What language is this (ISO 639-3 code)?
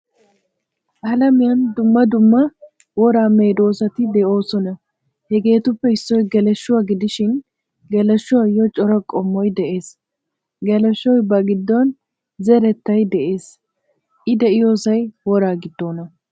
wal